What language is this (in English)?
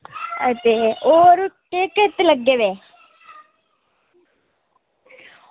Dogri